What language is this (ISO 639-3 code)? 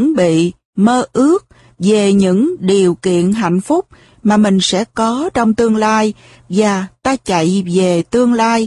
vie